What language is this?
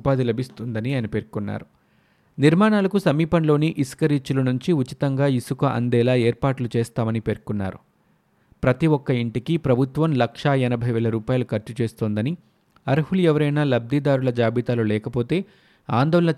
Telugu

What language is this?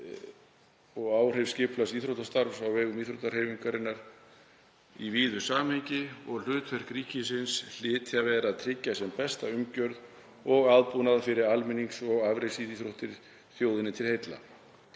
Icelandic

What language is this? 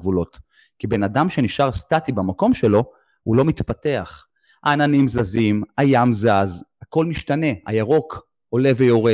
Hebrew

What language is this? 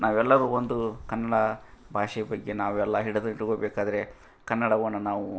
Kannada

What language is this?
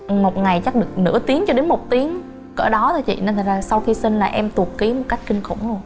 Vietnamese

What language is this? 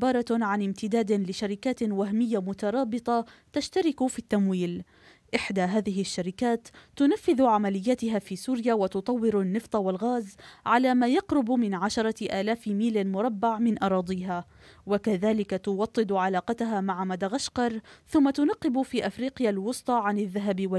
Arabic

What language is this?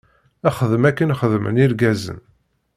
Kabyle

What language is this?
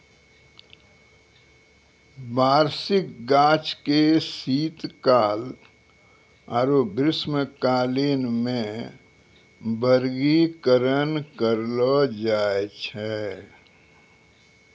Maithili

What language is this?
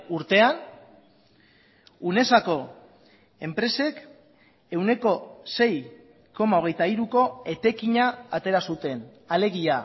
Basque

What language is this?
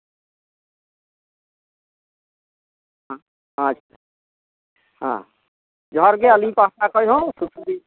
Santali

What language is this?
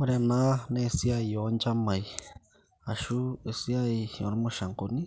Masai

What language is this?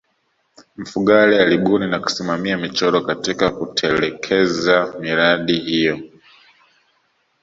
Swahili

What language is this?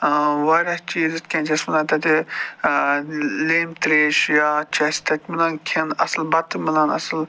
Kashmiri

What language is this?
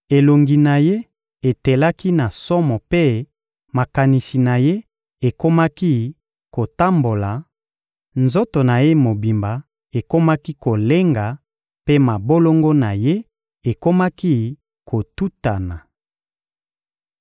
Lingala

